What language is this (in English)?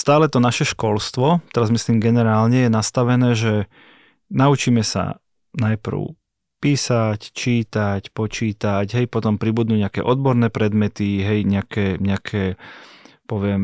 Slovak